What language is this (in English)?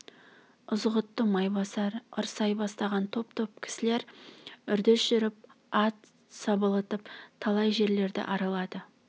Kazakh